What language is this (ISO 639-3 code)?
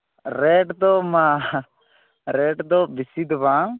sat